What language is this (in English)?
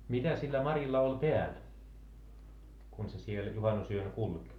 Finnish